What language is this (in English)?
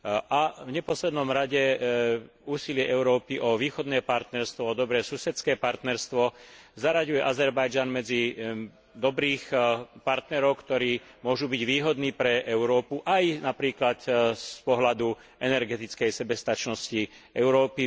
Slovak